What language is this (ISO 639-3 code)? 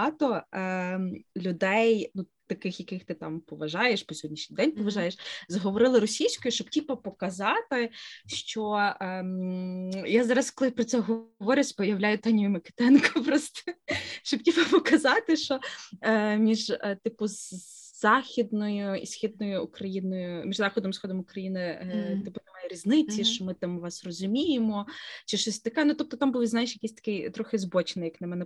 ukr